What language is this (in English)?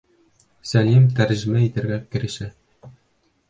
Bashkir